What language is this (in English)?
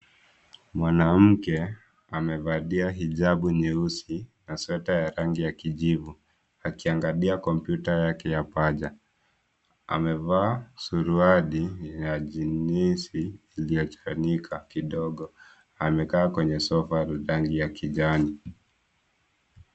Swahili